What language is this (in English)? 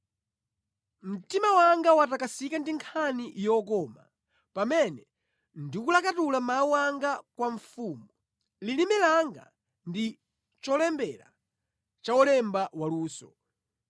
Nyanja